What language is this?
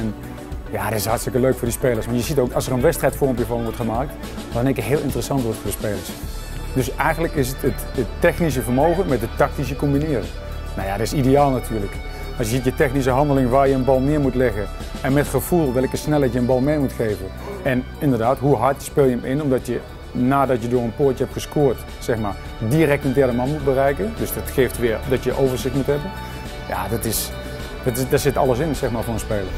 Dutch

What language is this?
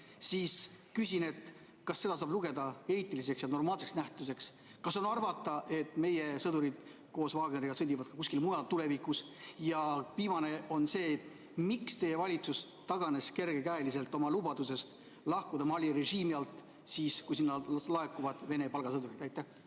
Estonian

